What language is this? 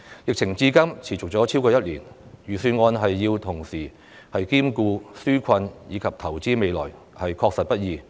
Cantonese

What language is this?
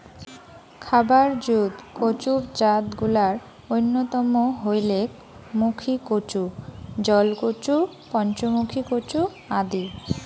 Bangla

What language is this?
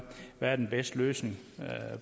Danish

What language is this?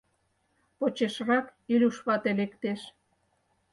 Mari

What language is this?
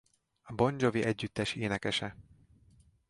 Hungarian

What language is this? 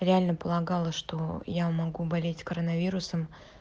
Russian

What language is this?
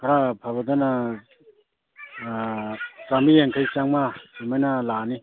Manipuri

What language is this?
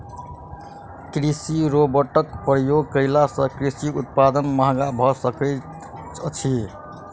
Maithili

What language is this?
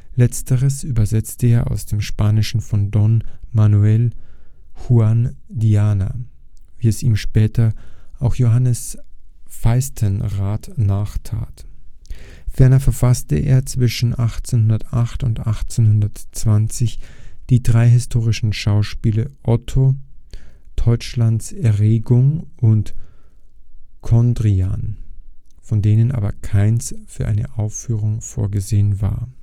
German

